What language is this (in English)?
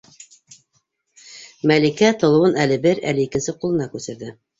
Bashkir